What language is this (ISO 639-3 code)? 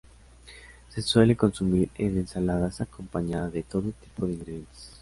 spa